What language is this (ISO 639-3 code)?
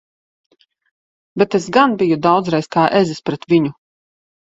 lav